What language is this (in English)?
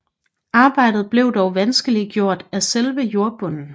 Danish